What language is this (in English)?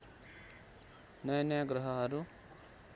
Nepali